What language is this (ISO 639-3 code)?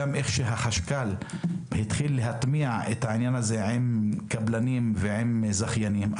heb